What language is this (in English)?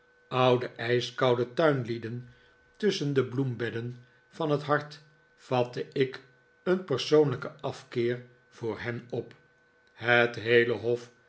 Dutch